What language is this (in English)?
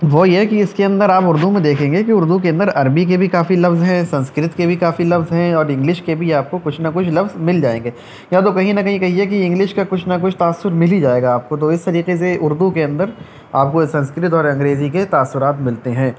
Urdu